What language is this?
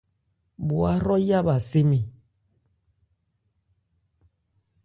Ebrié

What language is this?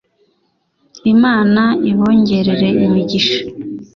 Kinyarwanda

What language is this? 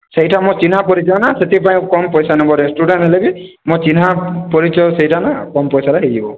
Odia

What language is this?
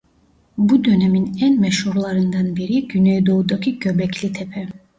Turkish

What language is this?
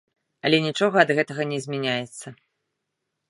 Belarusian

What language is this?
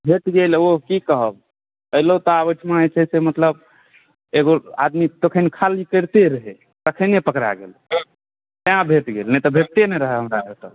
Maithili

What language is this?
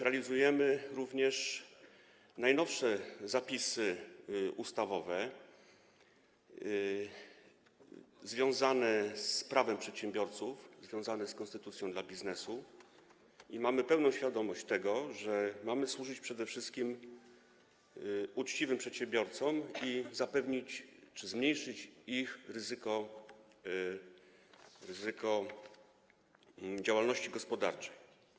Polish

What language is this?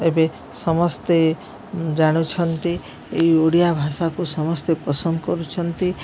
Odia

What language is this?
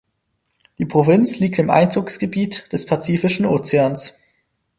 German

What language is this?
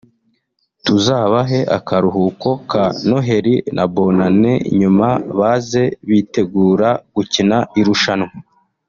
Kinyarwanda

